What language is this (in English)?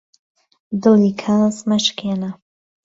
Central Kurdish